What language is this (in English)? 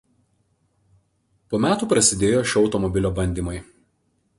Lithuanian